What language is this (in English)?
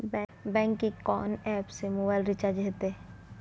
Maithili